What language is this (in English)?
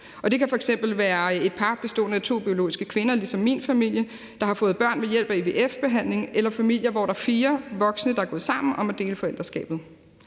Danish